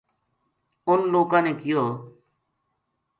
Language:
Gujari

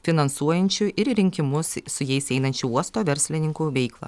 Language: Lithuanian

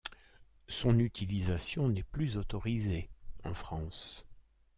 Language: French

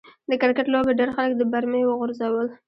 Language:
Pashto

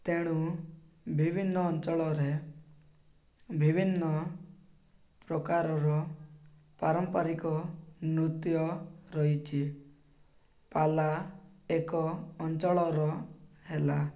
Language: Odia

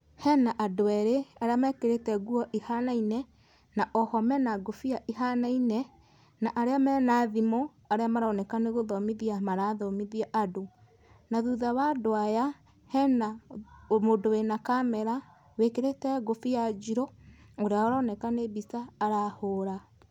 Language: Kikuyu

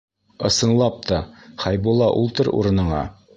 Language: Bashkir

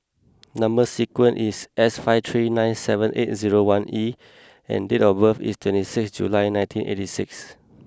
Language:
English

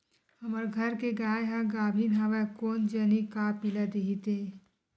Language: Chhattisgarhi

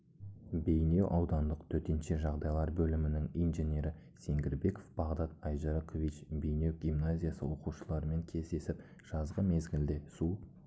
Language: Kazakh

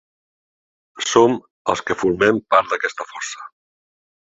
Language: Catalan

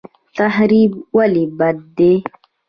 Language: Pashto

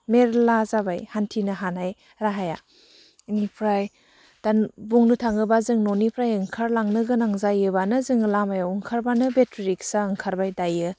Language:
Bodo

